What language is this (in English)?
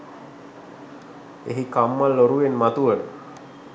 Sinhala